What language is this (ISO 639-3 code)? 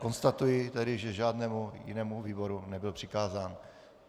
ces